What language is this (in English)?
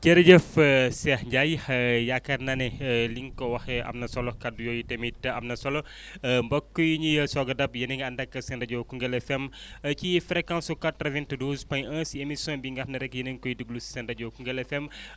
Wolof